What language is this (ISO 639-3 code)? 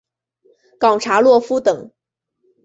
zho